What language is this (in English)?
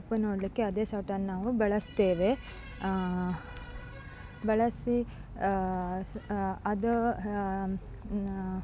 Kannada